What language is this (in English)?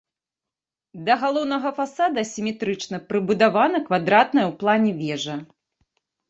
Belarusian